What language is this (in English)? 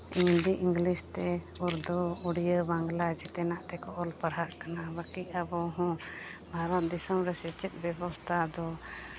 Santali